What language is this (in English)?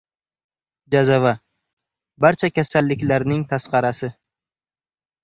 Uzbek